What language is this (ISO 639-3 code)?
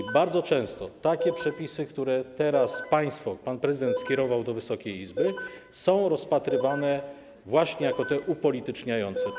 pol